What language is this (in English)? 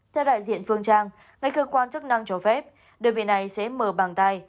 Vietnamese